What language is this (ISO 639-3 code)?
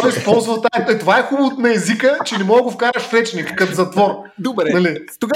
bul